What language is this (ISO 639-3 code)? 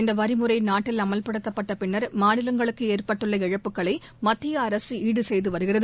tam